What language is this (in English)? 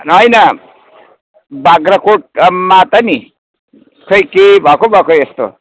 Nepali